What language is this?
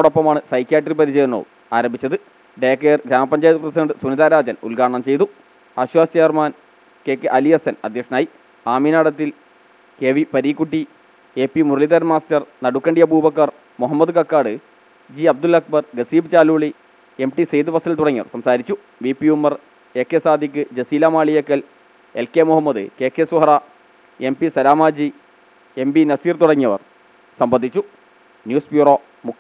Malayalam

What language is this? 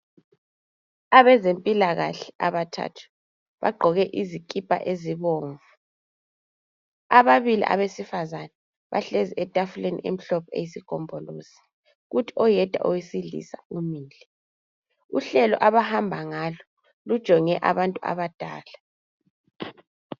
North Ndebele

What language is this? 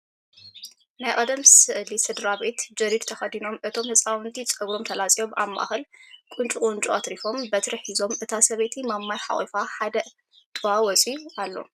Tigrinya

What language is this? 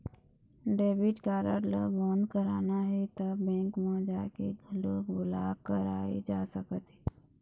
Chhattisgarhi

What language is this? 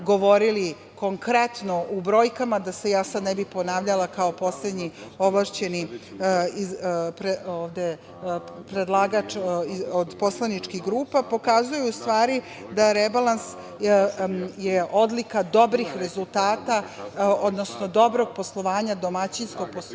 Serbian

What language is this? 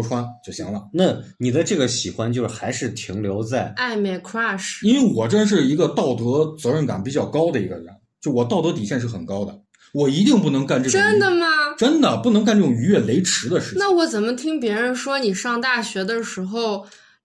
Chinese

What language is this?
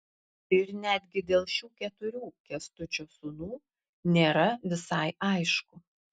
Lithuanian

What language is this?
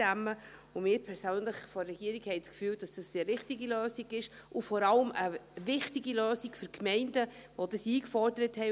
Swiss German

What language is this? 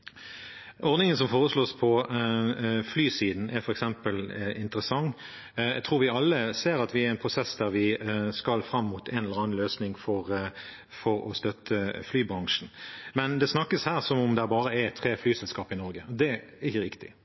Norwegian Bokmål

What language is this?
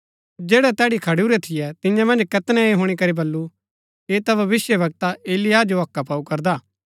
Gaddi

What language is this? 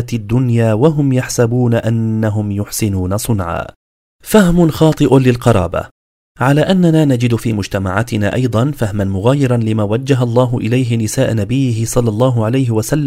Arabic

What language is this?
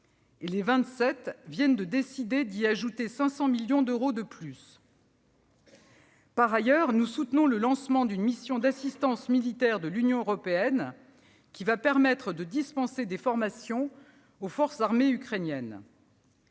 French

